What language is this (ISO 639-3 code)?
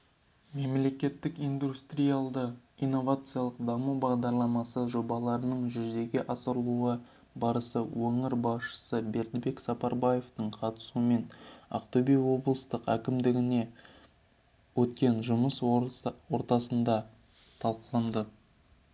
kaz